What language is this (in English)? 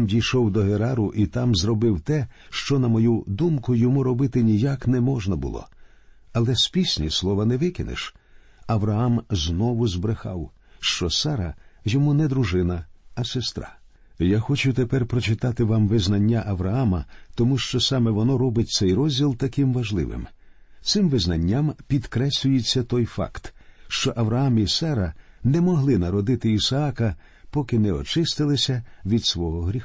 Ukrainian